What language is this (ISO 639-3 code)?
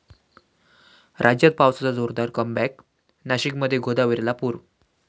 mar